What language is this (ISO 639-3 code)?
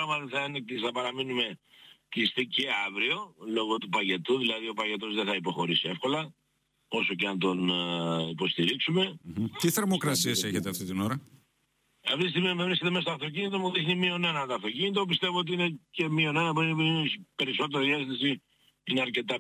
ell